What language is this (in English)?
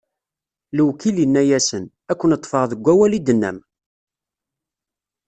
Kabyle